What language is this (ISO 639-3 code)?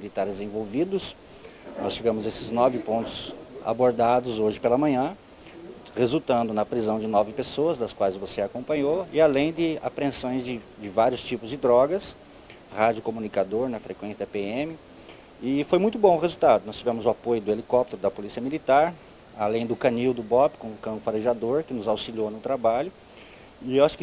por